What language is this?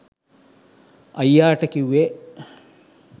Sinhala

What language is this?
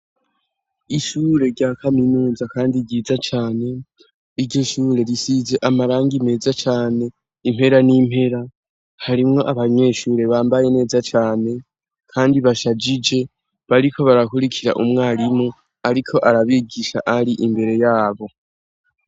Rundi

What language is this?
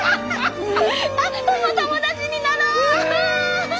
Japanese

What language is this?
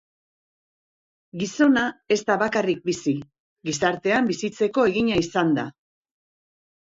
Basque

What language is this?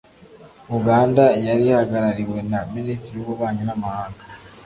Kinyarwanda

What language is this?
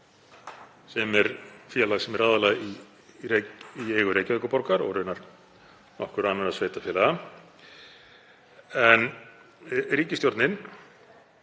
Icelandic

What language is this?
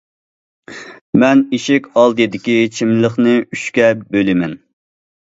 Uyghur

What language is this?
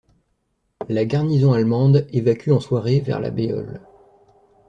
French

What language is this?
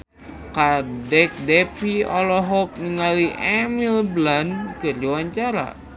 Sundanese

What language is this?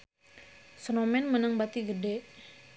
Sundanese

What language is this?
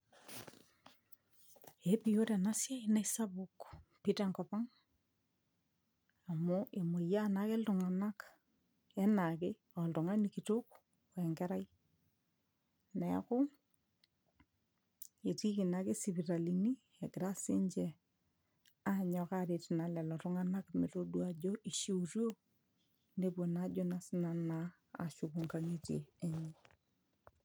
Masai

